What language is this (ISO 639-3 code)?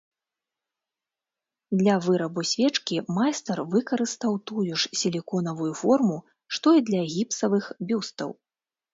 bel